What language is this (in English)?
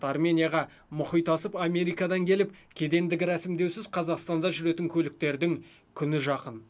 Kazakh